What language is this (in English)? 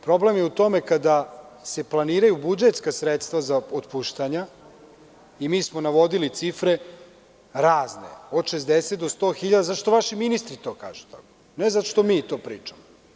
Serbian